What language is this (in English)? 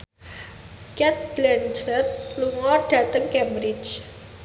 Javanese